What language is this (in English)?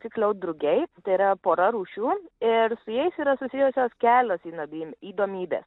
Lithuanian